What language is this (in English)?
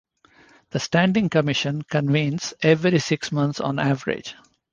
English